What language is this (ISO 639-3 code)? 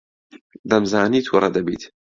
ckb